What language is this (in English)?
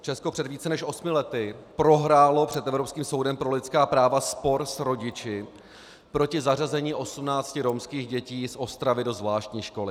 Czech